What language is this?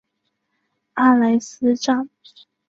Chinese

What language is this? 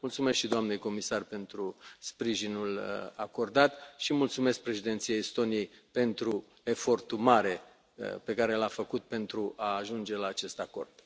Romanian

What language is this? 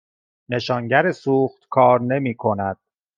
Persian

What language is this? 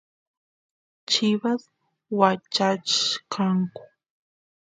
Santiago del Estero Quichua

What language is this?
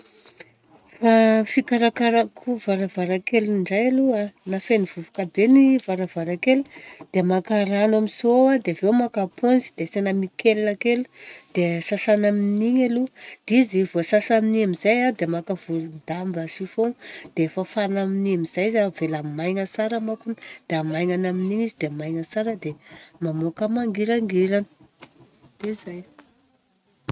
Southern Betsimisaraka Malagasy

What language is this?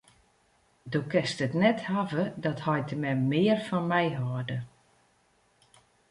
Western Frisian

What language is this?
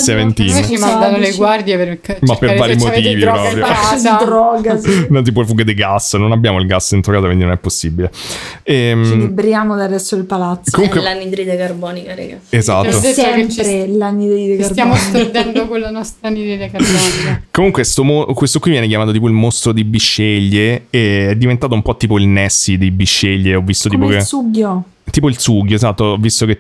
Italian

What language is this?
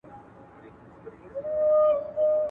Pashto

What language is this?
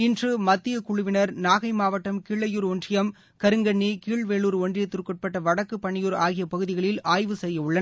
Tamil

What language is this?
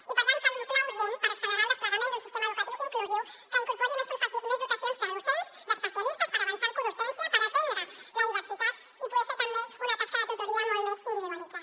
Catalan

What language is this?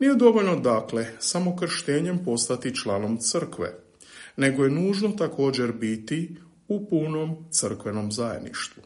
Croatian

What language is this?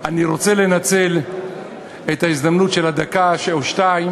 Hebrew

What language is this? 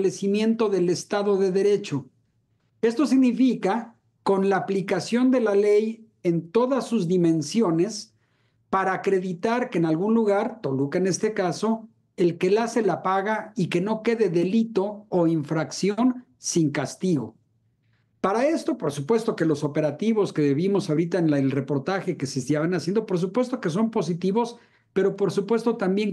Spanish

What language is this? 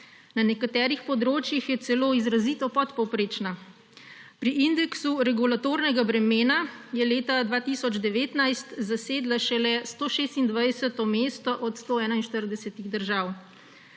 Slovenian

